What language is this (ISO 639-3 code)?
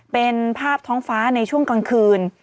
tha